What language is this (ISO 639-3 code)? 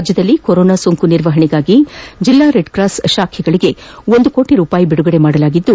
kan